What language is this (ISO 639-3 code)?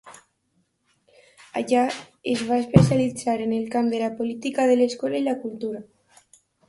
cat